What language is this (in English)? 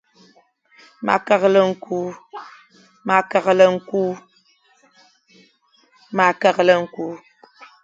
Fang